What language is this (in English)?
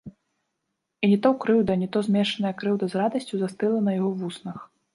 Belarusian